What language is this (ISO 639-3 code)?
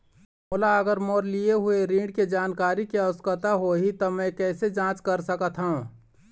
hne